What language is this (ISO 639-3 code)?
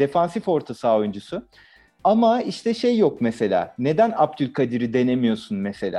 tur